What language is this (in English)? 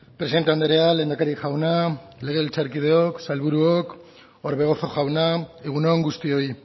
Basque